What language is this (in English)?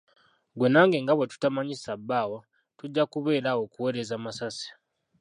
Ganda